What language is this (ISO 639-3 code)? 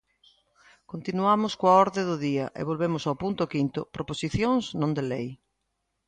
glg